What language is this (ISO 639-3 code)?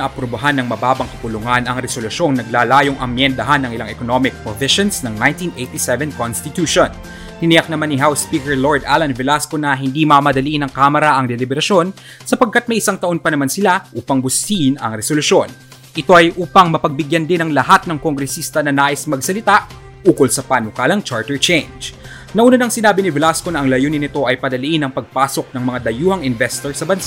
fil